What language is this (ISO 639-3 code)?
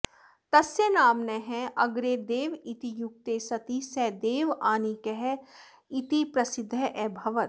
san